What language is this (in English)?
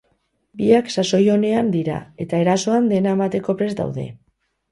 Basque